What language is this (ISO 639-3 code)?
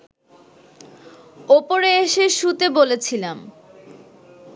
ben